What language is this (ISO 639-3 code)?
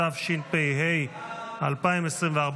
heb